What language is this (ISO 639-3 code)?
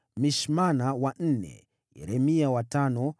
swa